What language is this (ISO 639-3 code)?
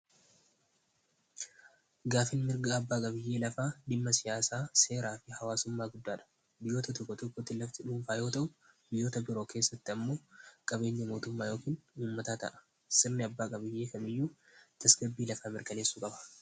orm